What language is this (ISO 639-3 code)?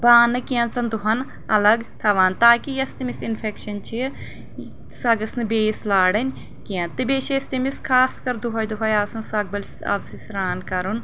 kas